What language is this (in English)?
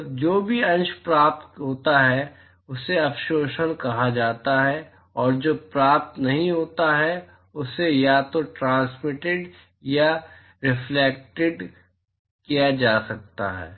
Hindi